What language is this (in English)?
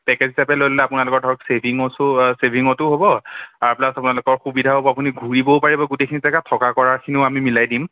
Assamese